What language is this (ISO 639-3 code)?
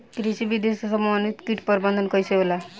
bho